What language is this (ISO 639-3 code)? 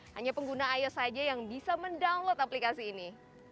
ind